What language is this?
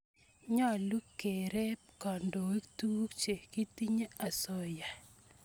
Kalenjin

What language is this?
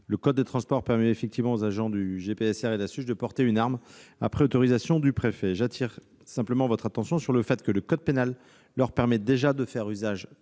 French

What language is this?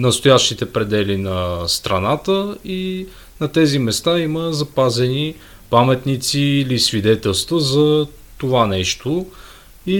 Bulgarian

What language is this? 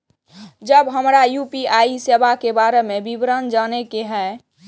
Maithili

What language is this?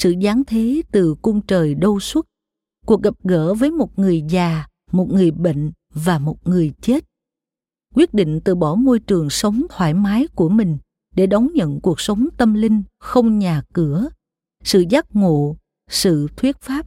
Vietnamese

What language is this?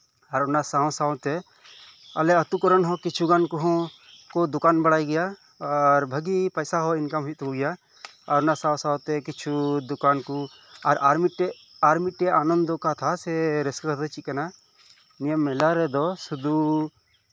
Santali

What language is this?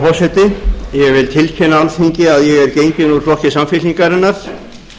Icelandic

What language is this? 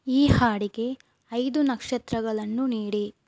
Kannada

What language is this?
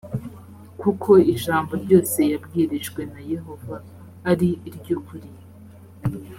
Kinyarwanda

